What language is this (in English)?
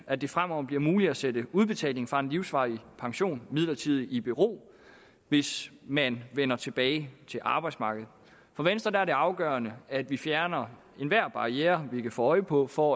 Danish